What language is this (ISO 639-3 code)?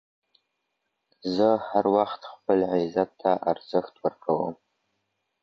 pus